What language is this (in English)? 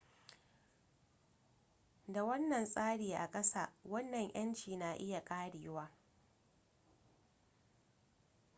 Hausa